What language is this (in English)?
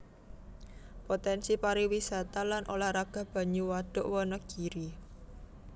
Javanese